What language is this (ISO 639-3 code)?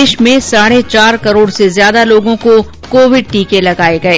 hin